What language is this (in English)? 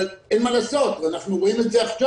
Hebrew